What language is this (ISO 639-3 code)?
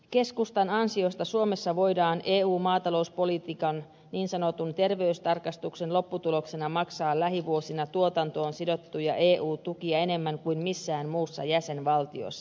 fin